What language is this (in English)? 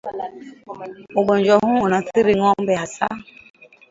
Swahili